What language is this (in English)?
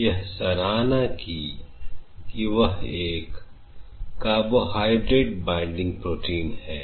Hindi